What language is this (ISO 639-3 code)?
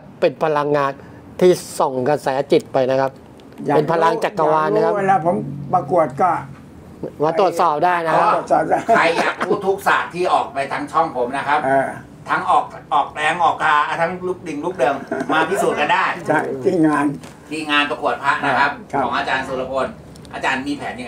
tha